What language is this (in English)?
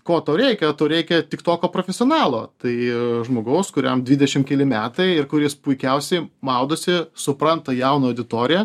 Lithuanian